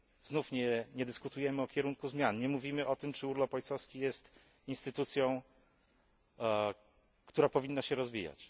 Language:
Polish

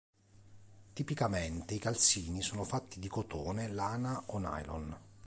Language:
Italian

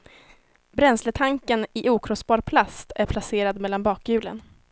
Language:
Swedish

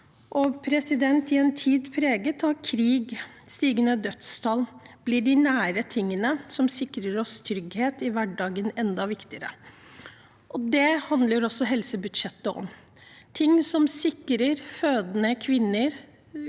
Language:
Norwegian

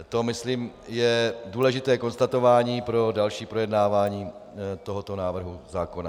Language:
Czech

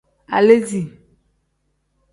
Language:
Tem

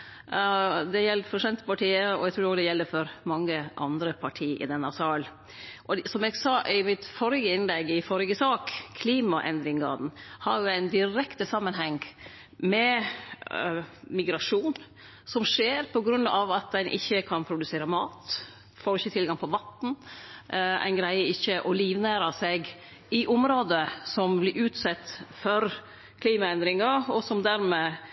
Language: Norwegian Nynorsk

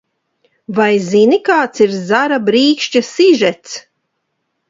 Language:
Latvian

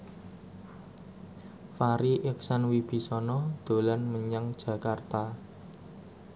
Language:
Javanese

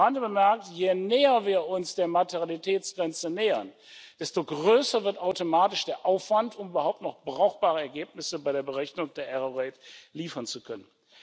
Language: German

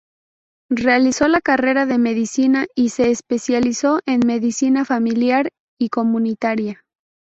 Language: Spanish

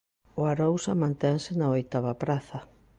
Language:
Galician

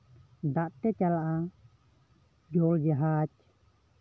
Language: Santali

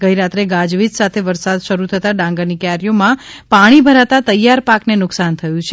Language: Gujarati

